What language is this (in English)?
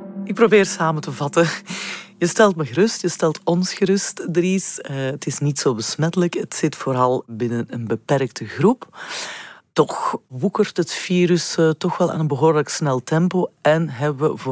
Dutch